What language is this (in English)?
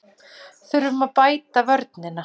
Icelandic